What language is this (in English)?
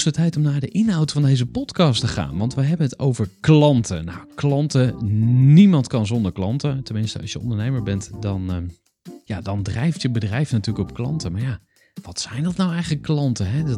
Dutch